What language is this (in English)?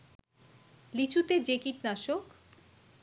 Bangla